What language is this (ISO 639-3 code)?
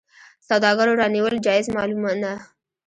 pus